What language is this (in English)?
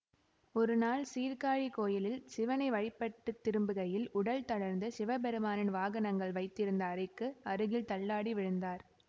Tamil